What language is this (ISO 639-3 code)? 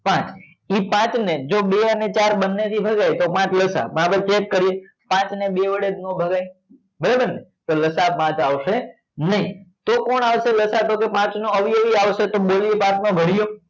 guj